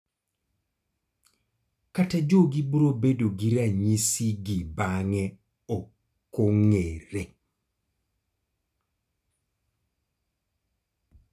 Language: Luo (Kenya and Tanzania)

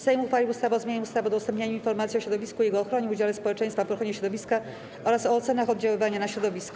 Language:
Polish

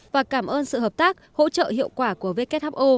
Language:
Vietnamese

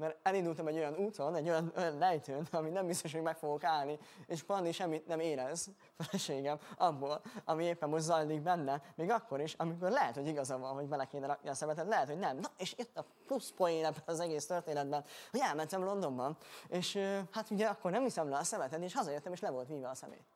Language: Hungarian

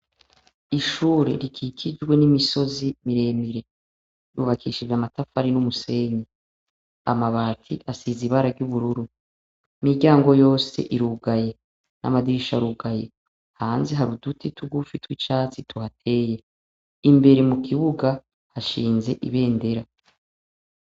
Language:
Rundi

